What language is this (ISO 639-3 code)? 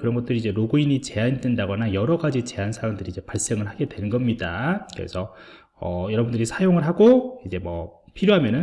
kor